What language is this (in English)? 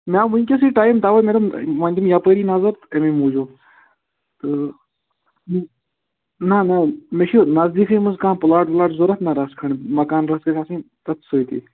Kashmiri